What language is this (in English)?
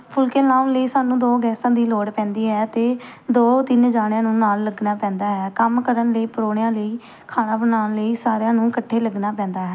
Punjabi